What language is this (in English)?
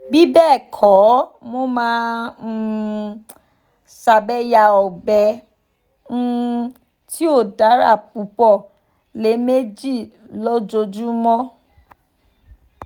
Yoruba